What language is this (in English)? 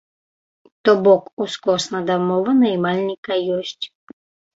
Belarusian